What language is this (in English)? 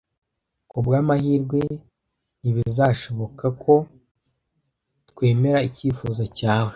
Kinyarwanda